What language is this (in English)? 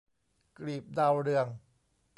Thai